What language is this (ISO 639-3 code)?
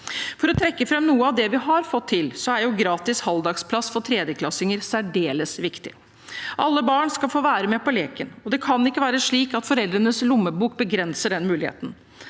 nor